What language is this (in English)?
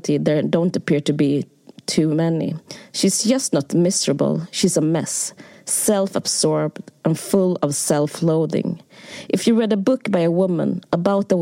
Swedish